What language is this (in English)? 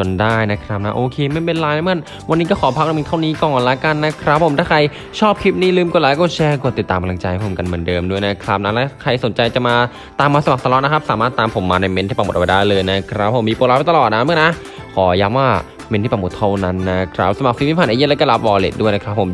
Thai